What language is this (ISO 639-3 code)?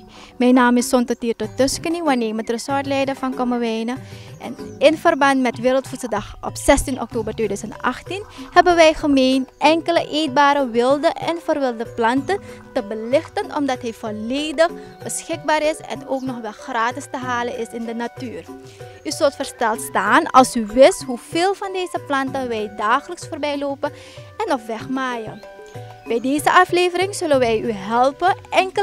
nld